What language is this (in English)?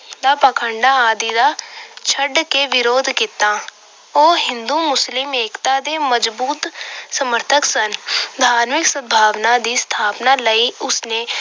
Punjabi